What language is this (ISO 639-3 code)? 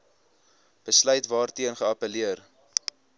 afr